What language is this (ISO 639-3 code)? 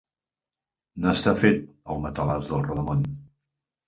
cat